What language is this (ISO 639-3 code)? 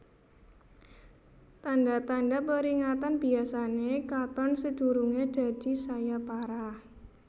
jav